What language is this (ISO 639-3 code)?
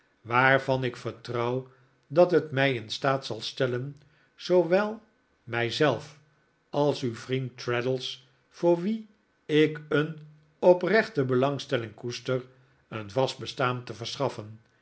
nld